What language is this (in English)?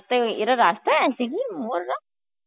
Bangla